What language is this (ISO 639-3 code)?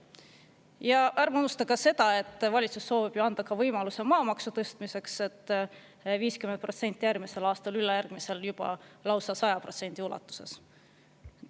est